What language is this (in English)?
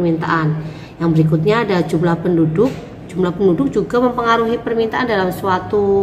Indonesian